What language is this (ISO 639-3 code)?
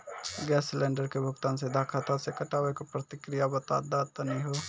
mai